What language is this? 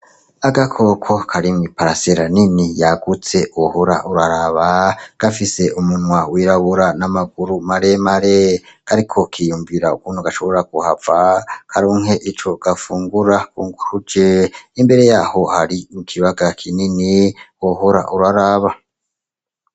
Rundi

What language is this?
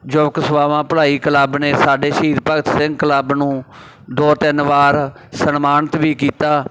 Punjabi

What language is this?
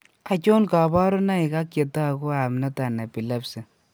Kalenjin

